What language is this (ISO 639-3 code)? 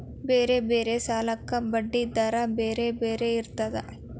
kan